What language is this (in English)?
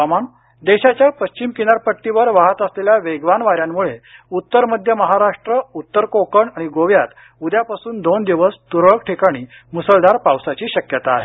Marathi